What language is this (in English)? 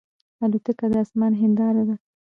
Pashto